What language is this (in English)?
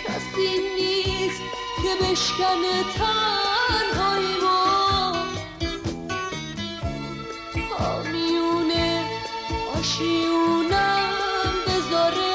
Persian